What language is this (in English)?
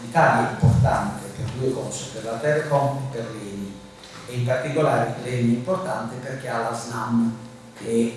Italian